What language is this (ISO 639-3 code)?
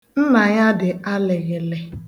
ibo